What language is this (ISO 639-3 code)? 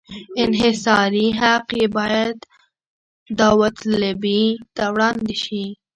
pus